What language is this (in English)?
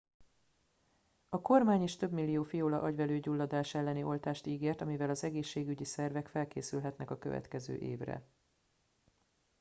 Hungarian